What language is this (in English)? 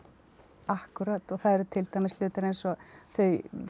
Icelandic